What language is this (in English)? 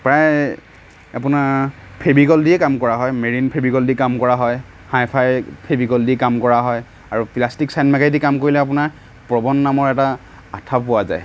Assamese